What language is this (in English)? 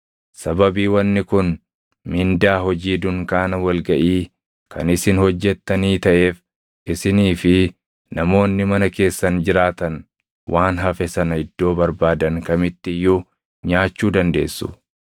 Oromo